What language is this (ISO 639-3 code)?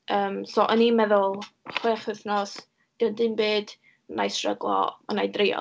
cym